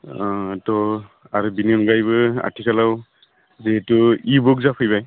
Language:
Bodo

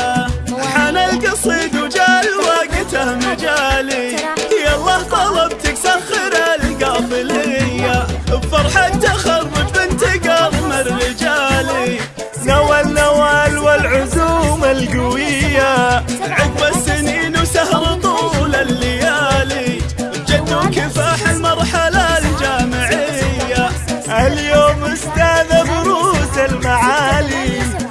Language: Arabic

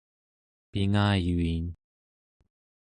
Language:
Central Yupik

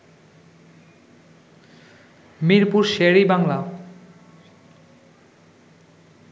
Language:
Bangla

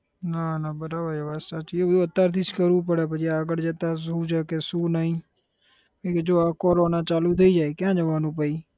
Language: Gujarati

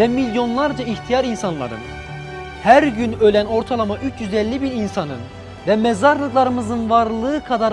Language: Turkish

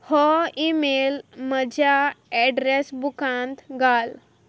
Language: Konkani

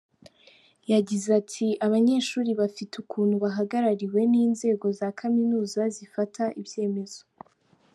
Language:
Kinyarwanda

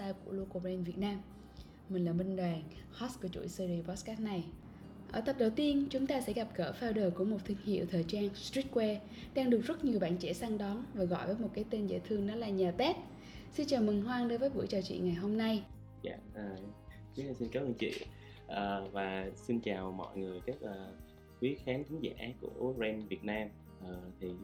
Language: Vietnamese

